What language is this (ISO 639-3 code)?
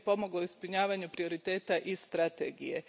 hrv